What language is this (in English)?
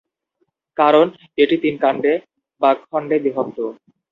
Bangla